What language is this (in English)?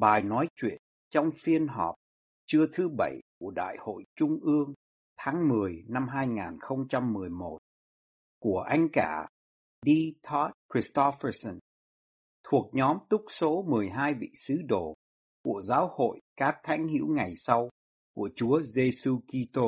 Vietnamese